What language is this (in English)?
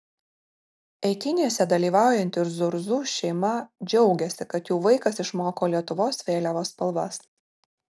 Lithuanian